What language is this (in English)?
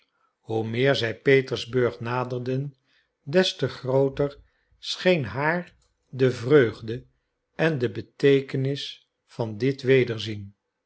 Dutch